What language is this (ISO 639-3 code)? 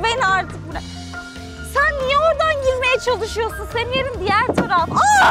tur